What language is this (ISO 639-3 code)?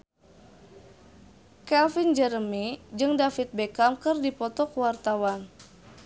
sun